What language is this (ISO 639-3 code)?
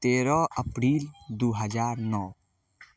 mai